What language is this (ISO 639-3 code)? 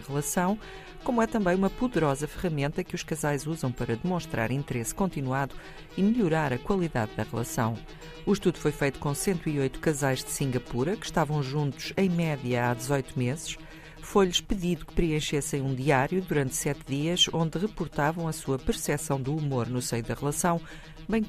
por